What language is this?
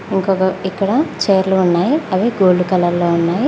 Telugu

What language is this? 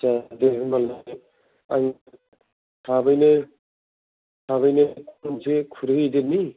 Bodo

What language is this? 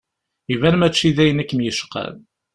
Kabyle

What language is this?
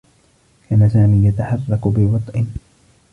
Arabic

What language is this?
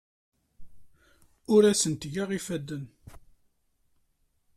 Kabyle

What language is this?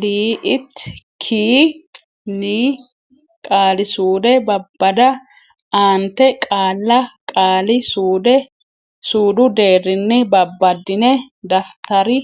Sidamo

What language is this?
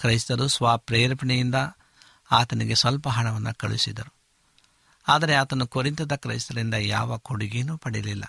Kannada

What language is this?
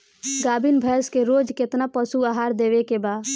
Bhojpuri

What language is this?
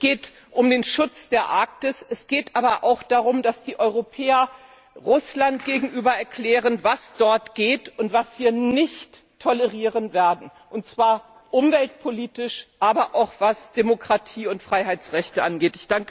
German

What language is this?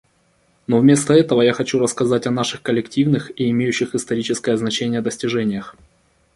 Russian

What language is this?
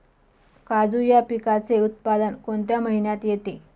Marathi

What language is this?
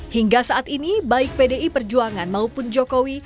Indonesian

